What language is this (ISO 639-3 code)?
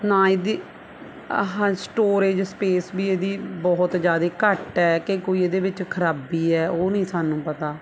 pan